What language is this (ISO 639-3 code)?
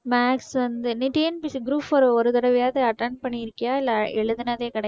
tam